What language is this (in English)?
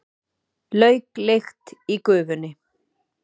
Icelandic